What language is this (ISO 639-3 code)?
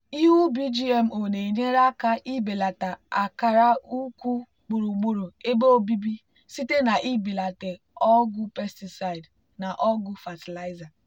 ibo